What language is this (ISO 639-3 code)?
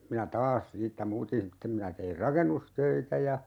fin